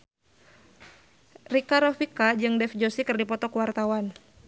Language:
Sundanese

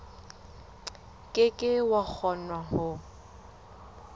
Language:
Southern Sotho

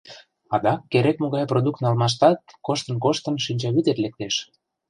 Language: Mari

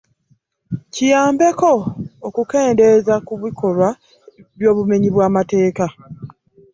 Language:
Ganda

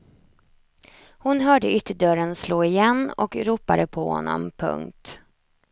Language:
Swedish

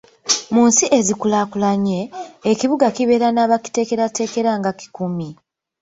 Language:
Ganda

